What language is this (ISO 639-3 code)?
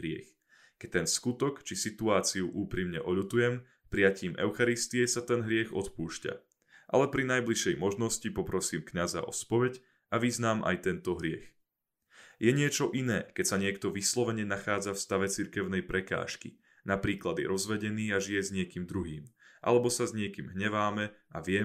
slk